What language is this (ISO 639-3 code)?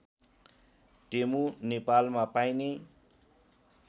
nep